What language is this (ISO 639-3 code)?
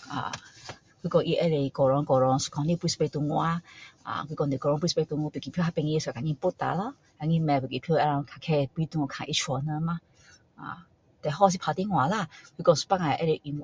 cdo